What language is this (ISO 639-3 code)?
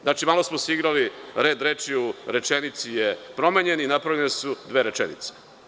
srp